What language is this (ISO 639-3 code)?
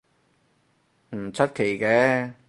yue